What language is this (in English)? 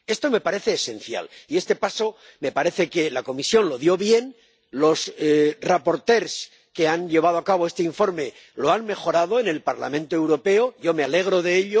Spanish